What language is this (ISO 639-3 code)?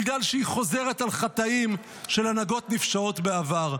heb